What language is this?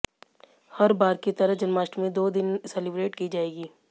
Hindi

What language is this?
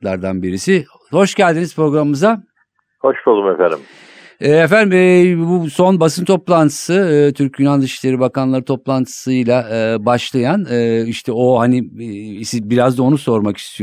Turkish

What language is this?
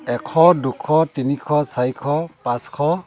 Assamese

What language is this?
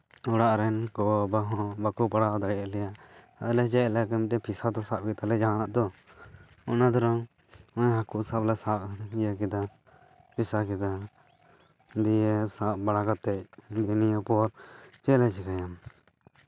Santali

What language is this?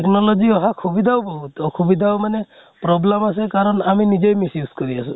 Assamese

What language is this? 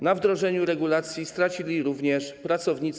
Polish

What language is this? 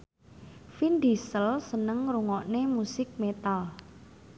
Javanese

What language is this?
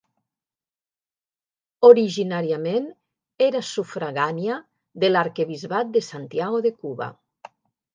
Catalan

